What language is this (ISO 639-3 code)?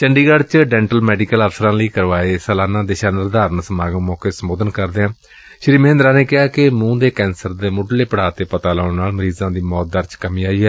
pan